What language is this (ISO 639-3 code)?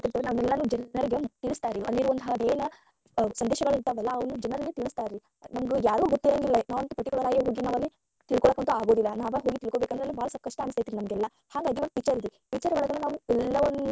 kan